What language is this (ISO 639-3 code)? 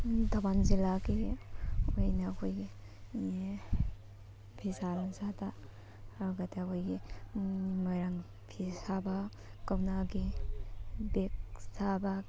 mni